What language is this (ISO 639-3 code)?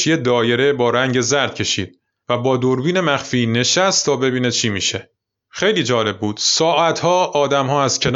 fas